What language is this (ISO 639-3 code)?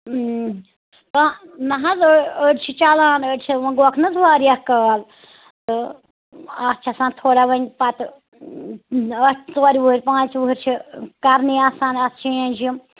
kas